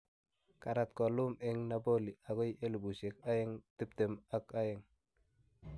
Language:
Kalenjin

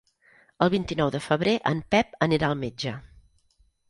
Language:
Catalan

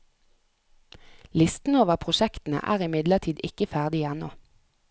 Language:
Norwegian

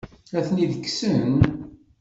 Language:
Kabyle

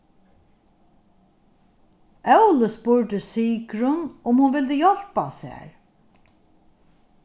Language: Faroese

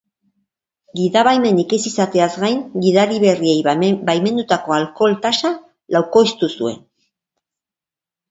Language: Basque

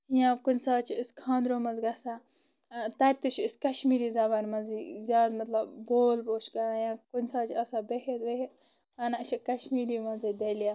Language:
Kashmiri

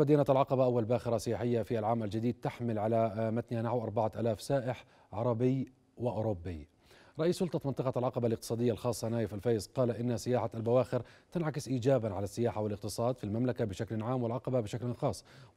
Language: Arabic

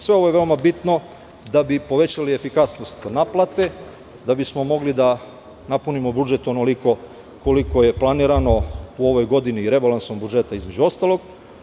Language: Serbian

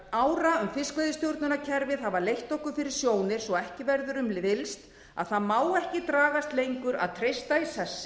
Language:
Icelandic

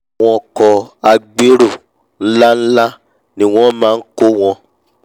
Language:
Yoruba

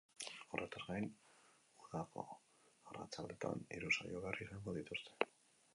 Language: Basque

